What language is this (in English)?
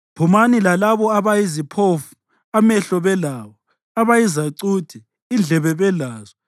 North Ndebele